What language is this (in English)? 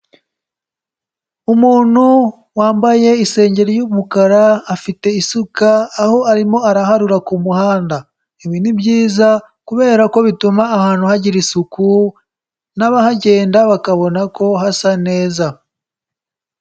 Kinyarwanda